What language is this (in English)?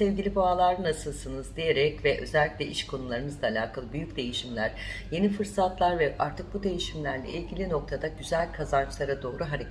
Turkish